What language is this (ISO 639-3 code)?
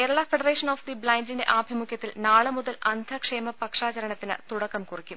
mal